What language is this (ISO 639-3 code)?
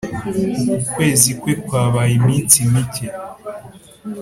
kin